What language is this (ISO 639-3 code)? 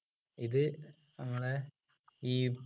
mal